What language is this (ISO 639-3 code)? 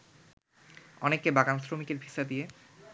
ben